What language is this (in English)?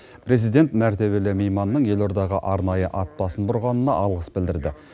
Kazakh